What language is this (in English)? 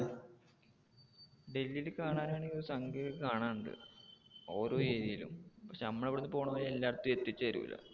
Malayalam